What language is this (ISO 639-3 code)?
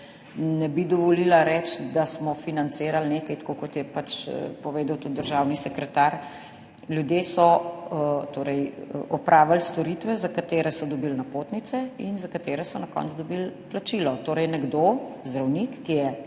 slv